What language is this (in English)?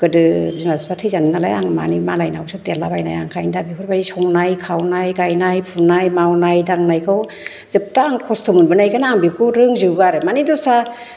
Bodo